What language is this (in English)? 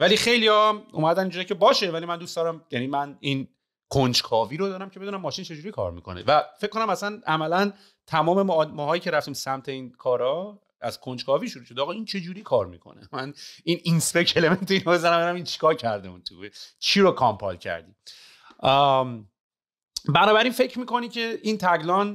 Persian